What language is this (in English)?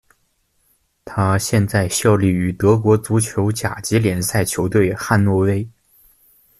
Chinese